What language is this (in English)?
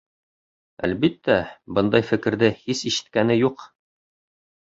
Bashkir